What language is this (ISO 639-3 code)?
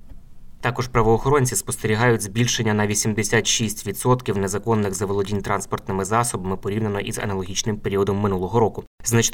ukr